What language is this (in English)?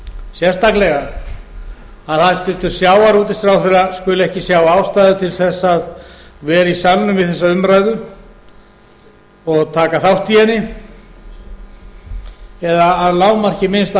Icelandic